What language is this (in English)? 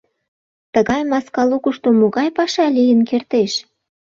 Mari